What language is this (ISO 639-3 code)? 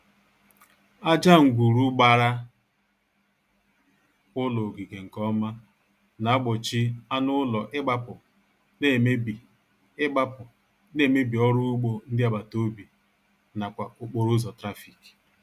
ibo